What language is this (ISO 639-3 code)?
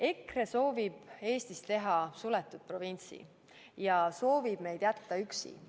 est